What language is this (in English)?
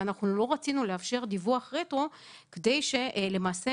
Hebrew